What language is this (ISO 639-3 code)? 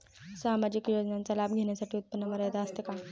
mar